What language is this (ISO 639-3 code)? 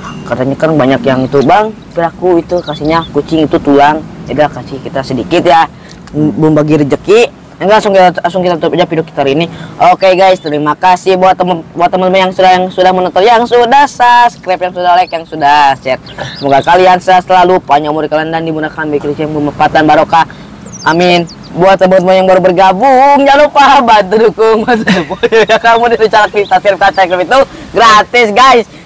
ind